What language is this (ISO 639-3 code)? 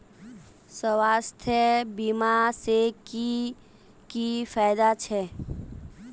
mag